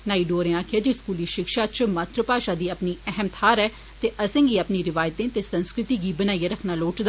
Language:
Dogri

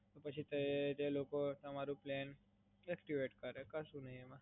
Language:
Gujarati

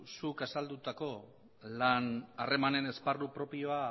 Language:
Basque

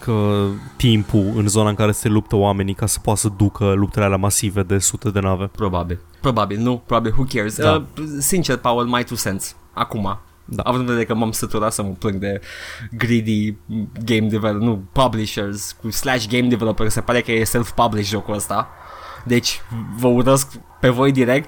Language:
Romanian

